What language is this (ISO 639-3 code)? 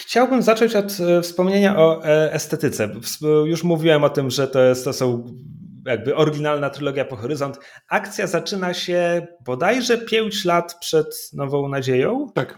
pol